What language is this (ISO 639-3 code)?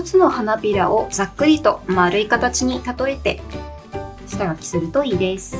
jpn